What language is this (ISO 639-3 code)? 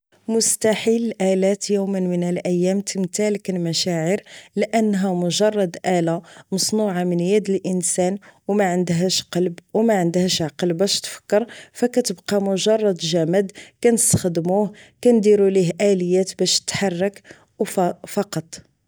ary